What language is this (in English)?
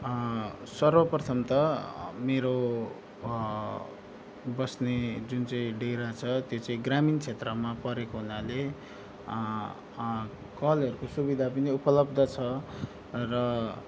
Nepali